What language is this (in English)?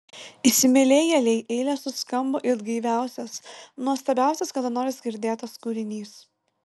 Lithuanian